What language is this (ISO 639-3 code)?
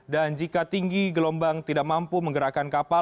ind